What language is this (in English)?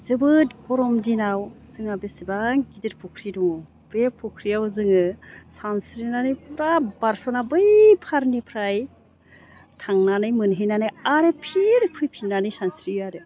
Bodo